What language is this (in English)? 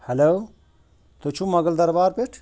Kashmiri